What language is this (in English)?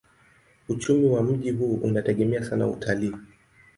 Swahili